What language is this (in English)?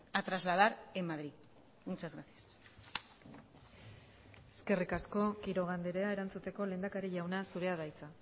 Basque